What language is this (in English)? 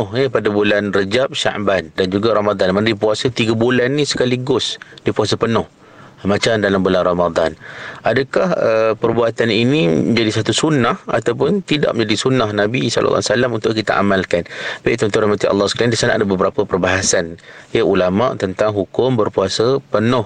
Malay